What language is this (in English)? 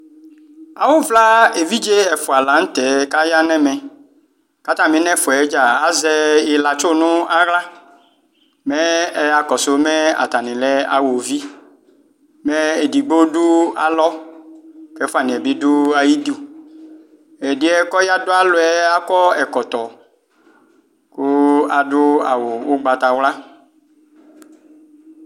Ikposo